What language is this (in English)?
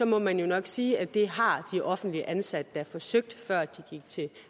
Danish